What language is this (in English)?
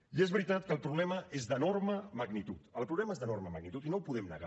Catalan